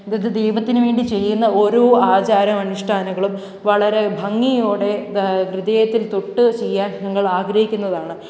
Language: Malayalam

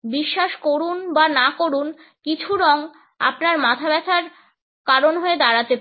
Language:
Bangla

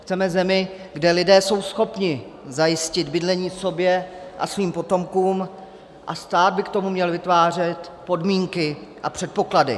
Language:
Czech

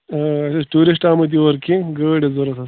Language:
Kashmiri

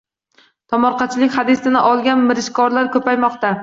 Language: Uzbek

